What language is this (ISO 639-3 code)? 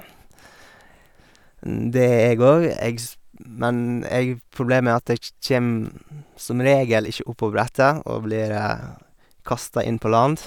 nor